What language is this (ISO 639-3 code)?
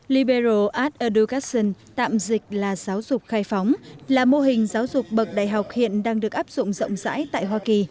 vie